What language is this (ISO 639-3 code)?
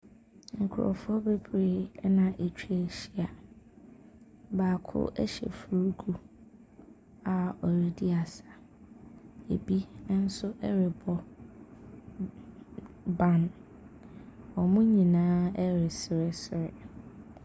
aka